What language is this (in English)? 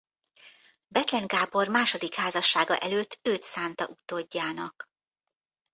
Hungarian